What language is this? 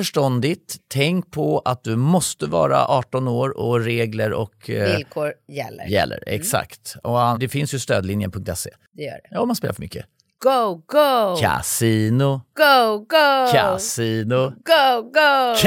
Swedish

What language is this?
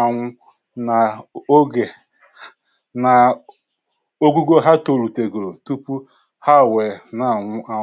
Igbo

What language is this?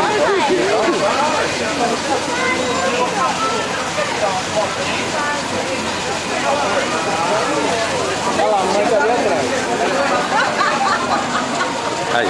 Portuguese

